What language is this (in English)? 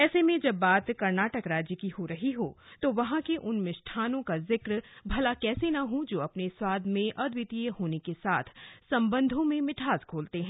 Hindi